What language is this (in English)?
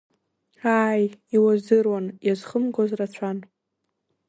Abkhazian